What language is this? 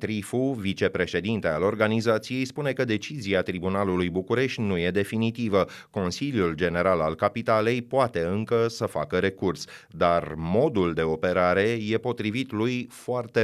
Romanian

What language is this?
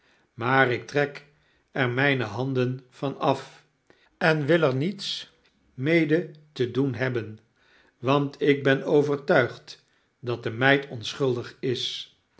Dutch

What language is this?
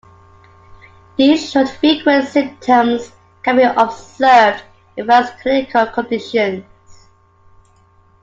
English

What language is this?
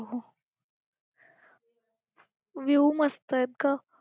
Marathi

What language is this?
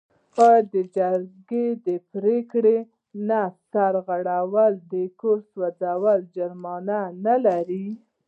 Pashto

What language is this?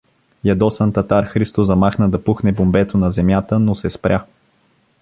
Bulgarian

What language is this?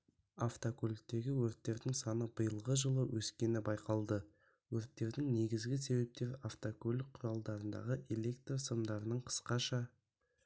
Kazakh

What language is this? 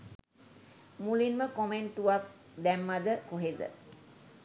Sinhala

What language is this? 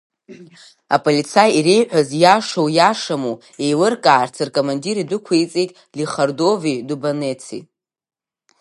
Abkhazian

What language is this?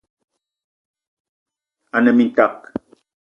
Eton (Cameroon)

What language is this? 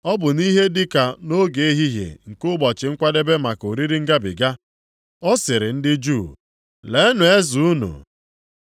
Igbo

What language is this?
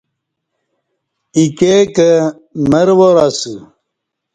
Kati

